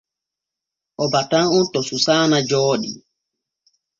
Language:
Borgu Fulfulde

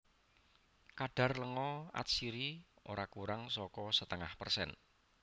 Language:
Javanese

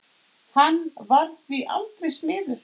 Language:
Icelandic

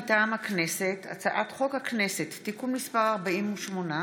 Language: Hebrew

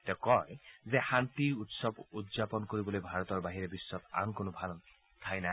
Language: Assamese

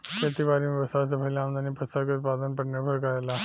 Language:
Bhojpuri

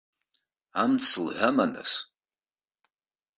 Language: Abkhazian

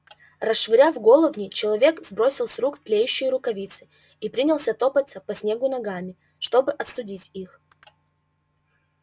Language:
Russian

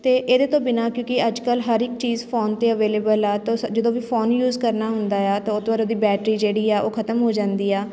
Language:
Punjabi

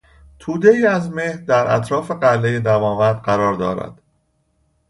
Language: Persian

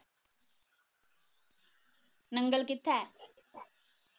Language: Punjabi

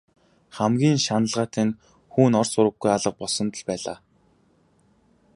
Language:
Mongolian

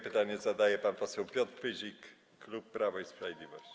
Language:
Polish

